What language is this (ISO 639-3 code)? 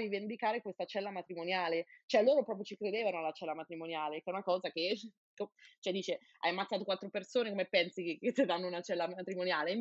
ita